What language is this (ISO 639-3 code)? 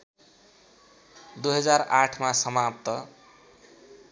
nep